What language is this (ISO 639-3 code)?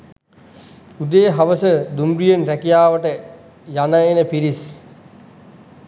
sin